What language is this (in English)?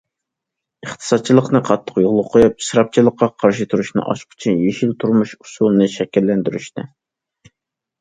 Uyghur